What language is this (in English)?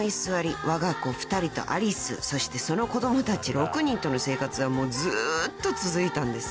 Japanese